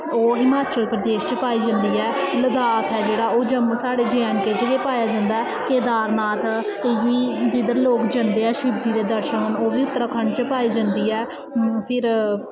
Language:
Dogri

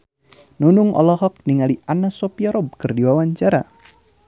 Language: Sundanese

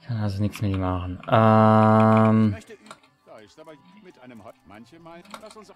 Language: German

